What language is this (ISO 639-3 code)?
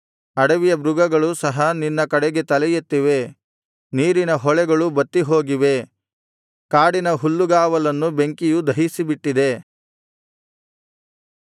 kan